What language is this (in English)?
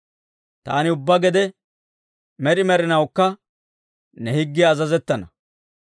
Dawro